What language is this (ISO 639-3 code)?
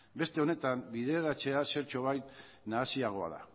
eus